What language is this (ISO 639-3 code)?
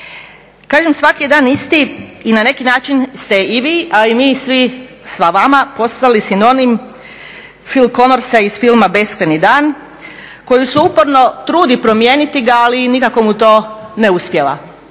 hrv